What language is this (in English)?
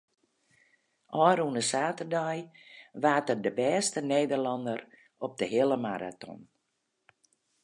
Western Frisian